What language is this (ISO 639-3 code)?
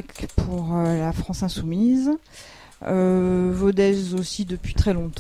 fra